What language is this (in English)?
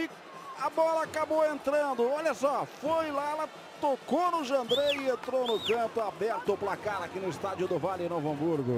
Portuguese